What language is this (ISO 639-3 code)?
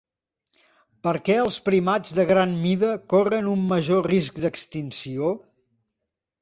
cat